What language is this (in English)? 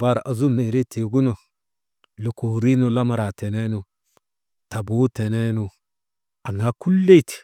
Maba